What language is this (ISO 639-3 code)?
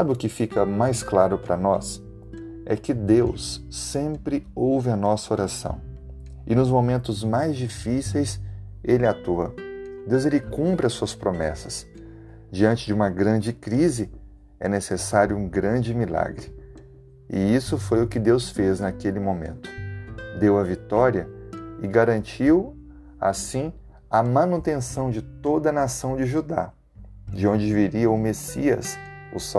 por